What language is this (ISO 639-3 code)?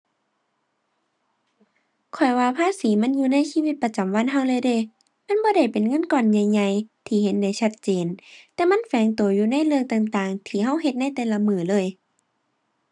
tha